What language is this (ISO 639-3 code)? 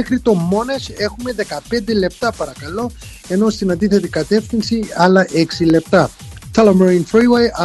ell